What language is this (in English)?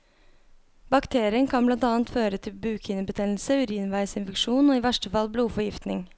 Norwegian